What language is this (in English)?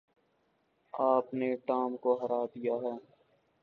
Urdu